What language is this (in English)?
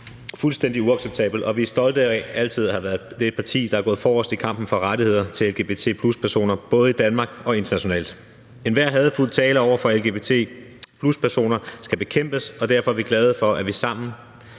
Danish